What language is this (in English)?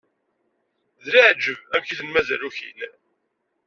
Kabyle